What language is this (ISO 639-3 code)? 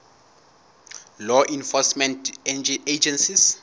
sot